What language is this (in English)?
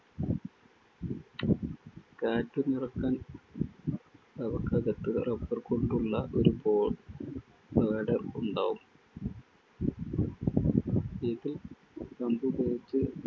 Malayalam